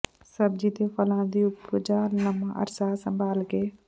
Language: Punjabi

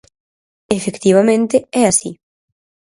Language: Galician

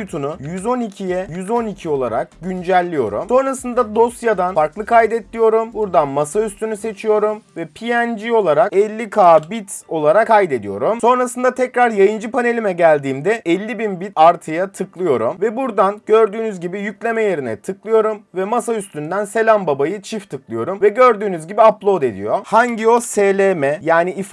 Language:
Turkish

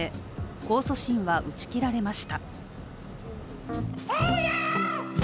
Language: Japanese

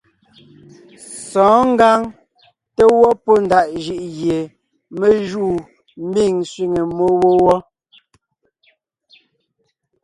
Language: Ngiemboon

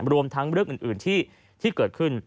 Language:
Thai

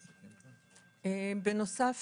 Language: Hebrew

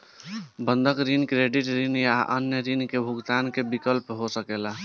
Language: Bhojpuri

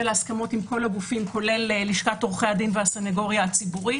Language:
Hebrew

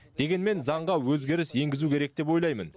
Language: Kazakh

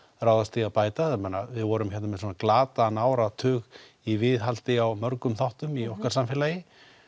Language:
Icelandic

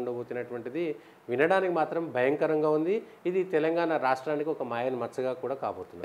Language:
Telugu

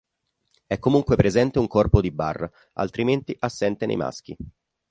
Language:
Italian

